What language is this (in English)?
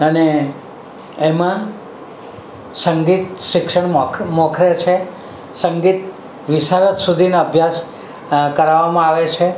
Gujarati